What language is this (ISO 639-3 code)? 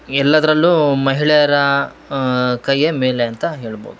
kan